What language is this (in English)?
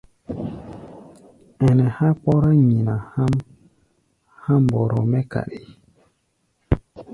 Gbaya